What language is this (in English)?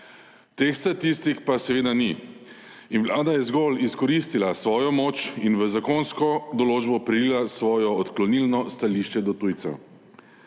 Slovenian